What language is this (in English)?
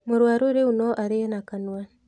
Kikuyu